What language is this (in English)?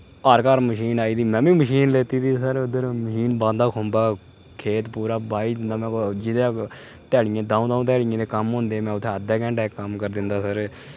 Dogri